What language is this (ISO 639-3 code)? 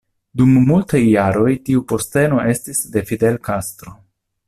epo